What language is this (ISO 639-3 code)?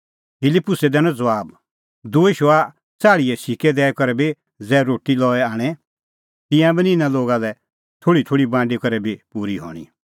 kfx